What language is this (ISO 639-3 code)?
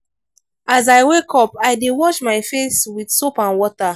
pcm